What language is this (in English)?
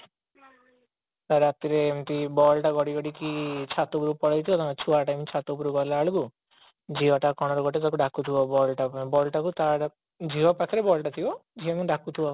Odia